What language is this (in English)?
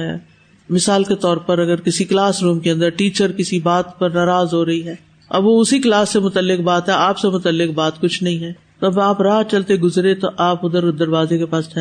Urdu